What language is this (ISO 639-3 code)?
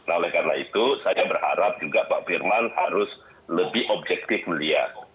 ind